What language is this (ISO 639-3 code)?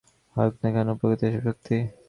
ben